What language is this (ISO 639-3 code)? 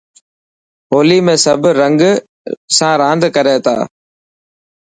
mki